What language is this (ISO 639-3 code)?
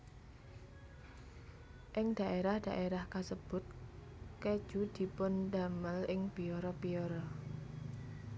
jav